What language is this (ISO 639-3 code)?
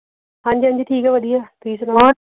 pan